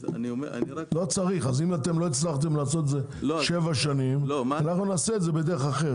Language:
Hebrew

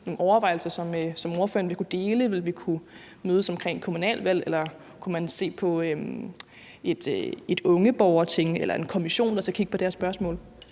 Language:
Danish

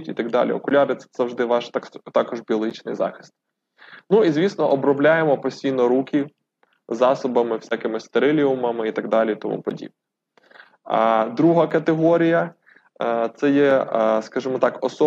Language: Ukrainian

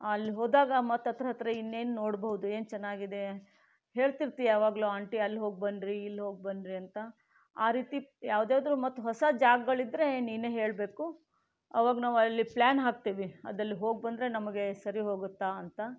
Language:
Kannada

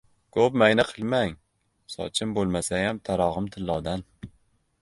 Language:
Uzbek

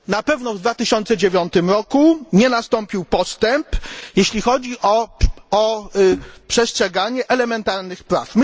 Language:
Polish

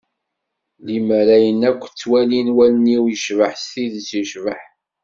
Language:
Kabyle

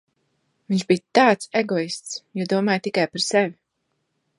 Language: Latvian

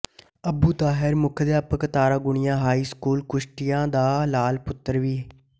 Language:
Punjabi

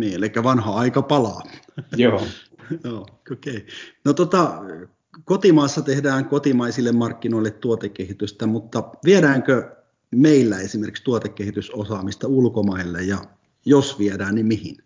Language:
Finnish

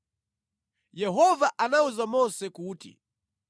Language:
Nyanja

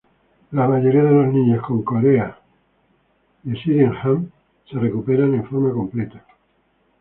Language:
Spanish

